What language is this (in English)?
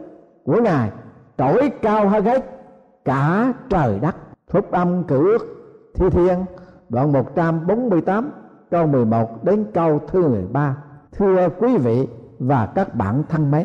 Vietnamese